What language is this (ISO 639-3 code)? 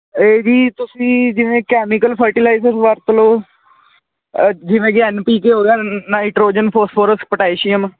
pan